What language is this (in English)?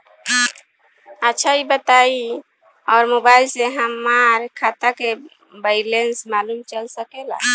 Bhojpuri